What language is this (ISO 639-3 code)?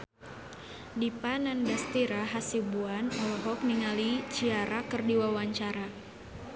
sun